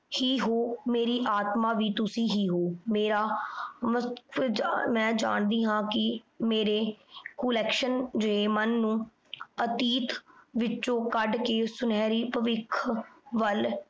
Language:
Punjabi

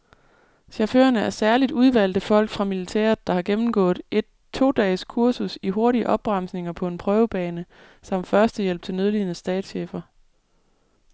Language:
Danish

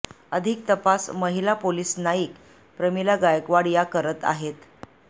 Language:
Marathi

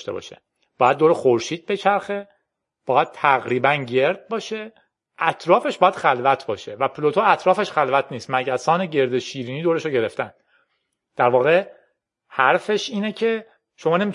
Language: Persian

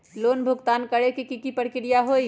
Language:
Magahi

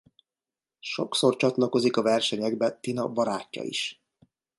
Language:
Hungarian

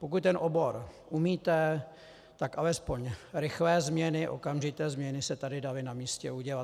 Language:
Czech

